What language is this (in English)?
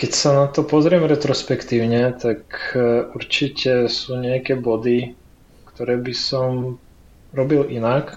Slovak